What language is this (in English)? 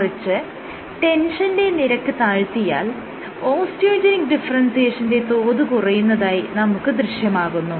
Malayalam